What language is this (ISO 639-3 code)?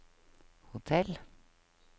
nor